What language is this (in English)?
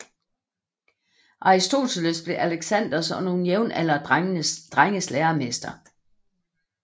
Danish